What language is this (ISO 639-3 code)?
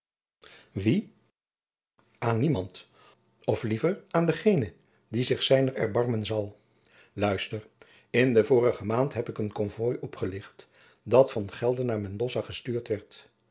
nld